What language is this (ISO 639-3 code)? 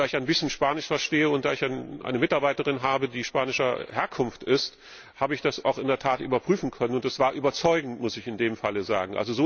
deu